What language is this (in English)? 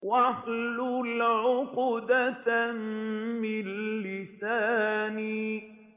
Arabic